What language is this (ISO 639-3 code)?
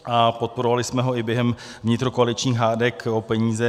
ces